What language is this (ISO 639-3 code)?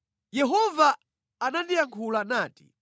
nya